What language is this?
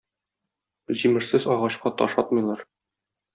Tatar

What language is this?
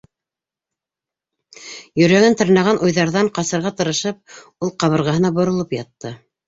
Bashkir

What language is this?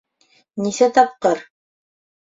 Bashkir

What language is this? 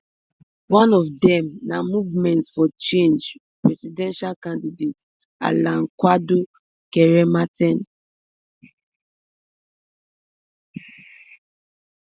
Nigerian Pidgin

